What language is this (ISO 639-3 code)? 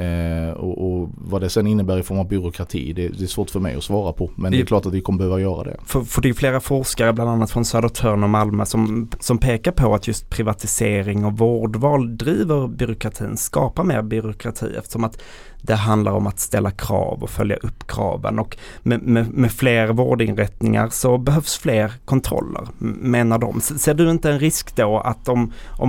swe